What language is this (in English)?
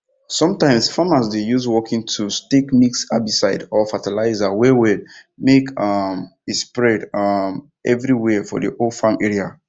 Nigerian Pidgin